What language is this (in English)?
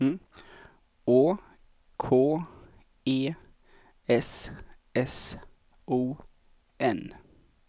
Swedish